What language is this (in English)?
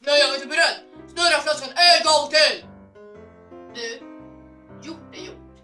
Swedish